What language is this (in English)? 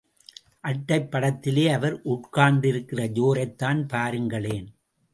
Tamil